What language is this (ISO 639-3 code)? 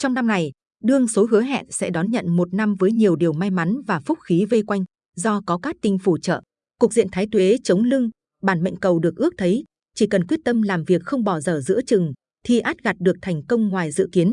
vie